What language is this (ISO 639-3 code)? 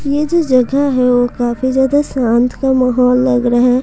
hin